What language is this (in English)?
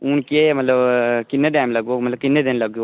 Dogri